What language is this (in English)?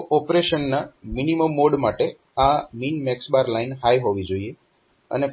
Gujarati